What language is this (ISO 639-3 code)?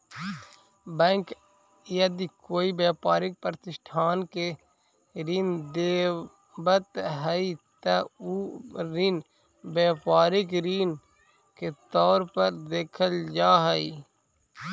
mag